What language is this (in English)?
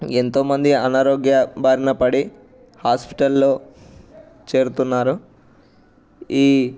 Telugu